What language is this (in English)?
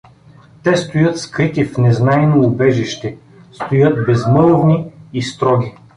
Bulgarian